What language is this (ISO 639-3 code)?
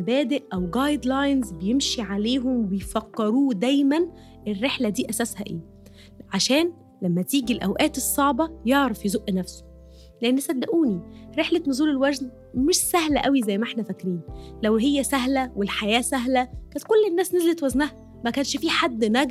ara